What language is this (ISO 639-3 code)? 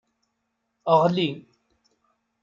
kab